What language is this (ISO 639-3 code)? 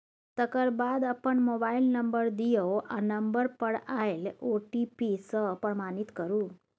mai